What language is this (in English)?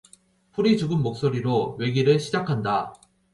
Korean